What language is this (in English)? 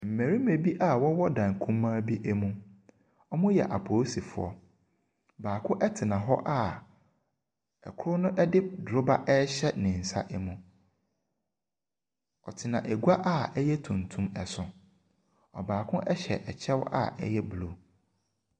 Akan